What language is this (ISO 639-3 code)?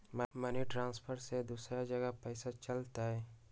mag